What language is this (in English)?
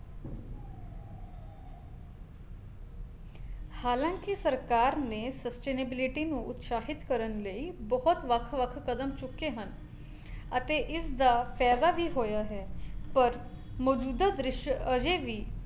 Punjabi